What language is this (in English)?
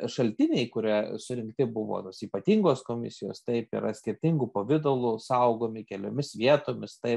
Lithuanian